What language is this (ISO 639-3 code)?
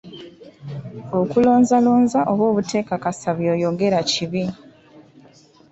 lug